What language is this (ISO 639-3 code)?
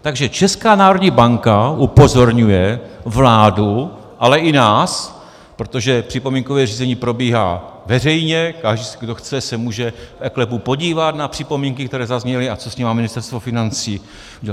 ces